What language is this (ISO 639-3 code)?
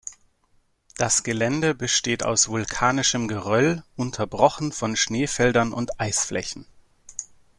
deu